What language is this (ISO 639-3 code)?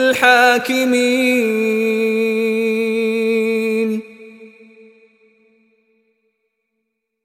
ben